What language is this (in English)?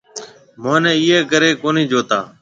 Marwari (Pakistan)